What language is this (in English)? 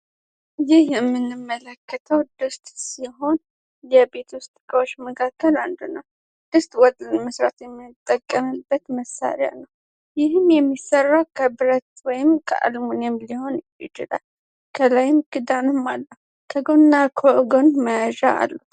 Amharic